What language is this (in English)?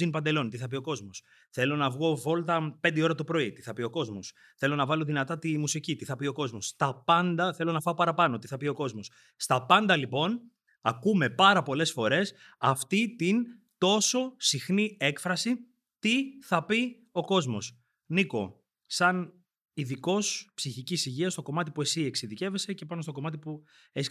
Greek